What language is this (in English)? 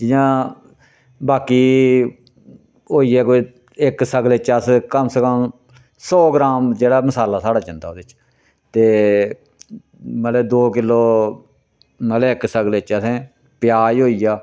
Dogri